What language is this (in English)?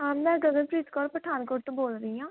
Punjabi